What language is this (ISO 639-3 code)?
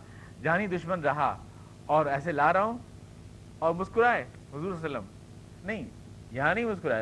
urd